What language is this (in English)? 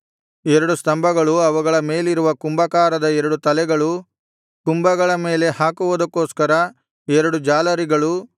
Kannada